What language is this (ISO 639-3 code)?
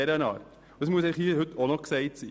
gsw